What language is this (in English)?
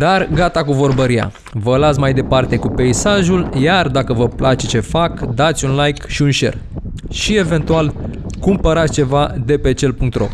Romanian